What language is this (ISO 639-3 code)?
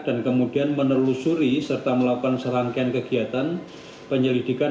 ind